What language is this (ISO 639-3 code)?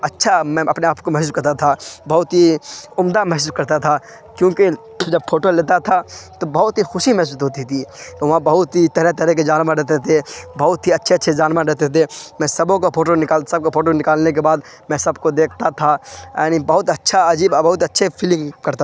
urd